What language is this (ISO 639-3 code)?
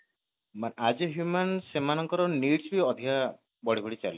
ori